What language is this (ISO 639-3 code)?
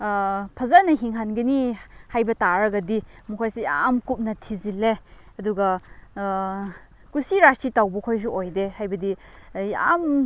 mni